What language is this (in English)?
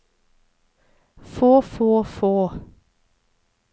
Norwegian